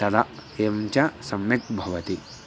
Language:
Sanskrit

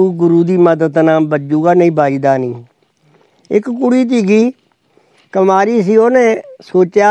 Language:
Punjabi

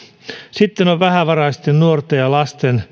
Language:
Finnish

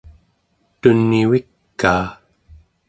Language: Central Yupik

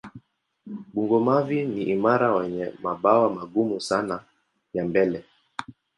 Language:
Swahili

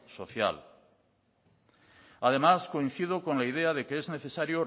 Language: Spanish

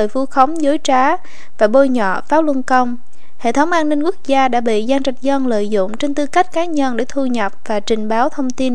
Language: Vietnamese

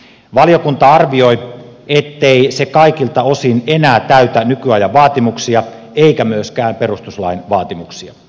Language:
Finnish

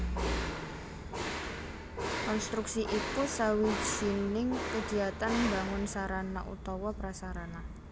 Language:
Javanese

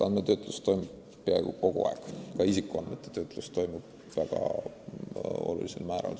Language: Estonian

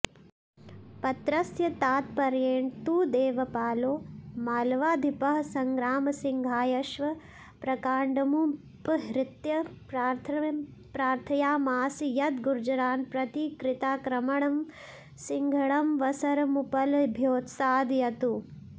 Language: Sanskrit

